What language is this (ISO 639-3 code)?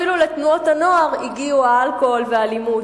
heb